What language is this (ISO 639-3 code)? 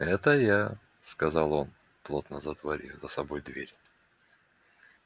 rus